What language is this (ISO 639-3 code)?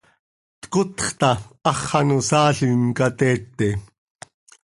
sei